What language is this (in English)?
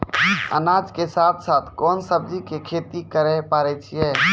Maithili